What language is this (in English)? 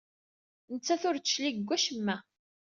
Kabyle